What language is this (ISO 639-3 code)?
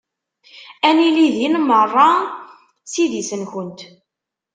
kab